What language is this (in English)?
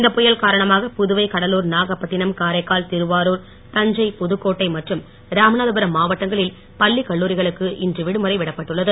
Tamil